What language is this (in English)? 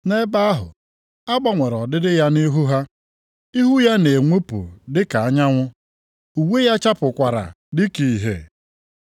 Igbo